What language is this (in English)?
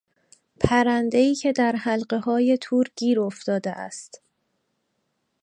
Persian